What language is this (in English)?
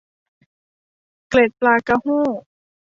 Thai